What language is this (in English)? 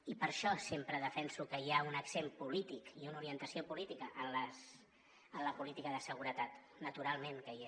Catalan